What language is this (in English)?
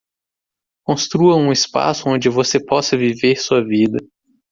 Portuguese